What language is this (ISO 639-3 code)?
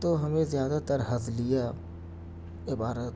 urd